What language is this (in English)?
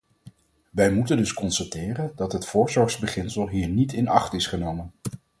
Dutch